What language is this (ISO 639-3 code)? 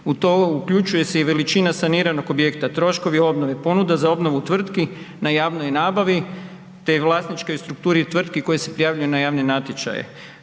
hrv